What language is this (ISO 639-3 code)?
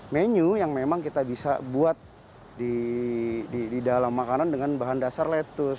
ind